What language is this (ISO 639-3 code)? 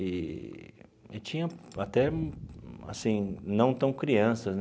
por